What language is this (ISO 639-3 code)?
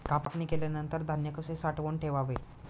mar